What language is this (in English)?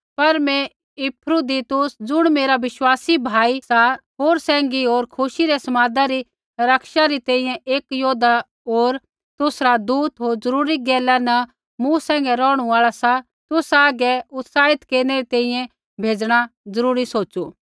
Kullu Pahari